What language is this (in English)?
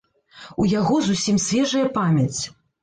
Belarusian